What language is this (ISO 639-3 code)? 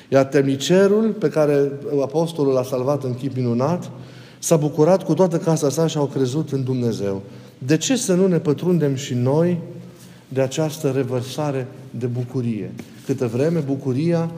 ron